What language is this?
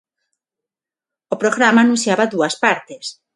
Galician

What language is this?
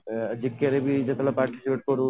Odia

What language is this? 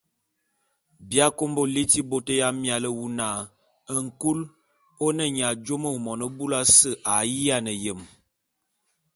Bulu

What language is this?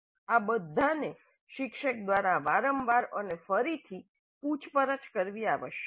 Gujarati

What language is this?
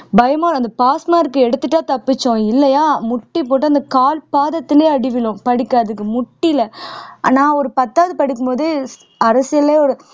Tamil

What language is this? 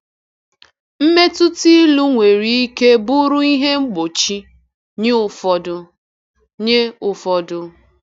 Igbo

